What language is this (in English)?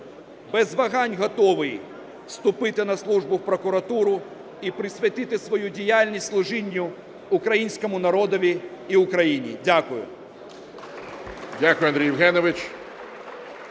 Ukrainian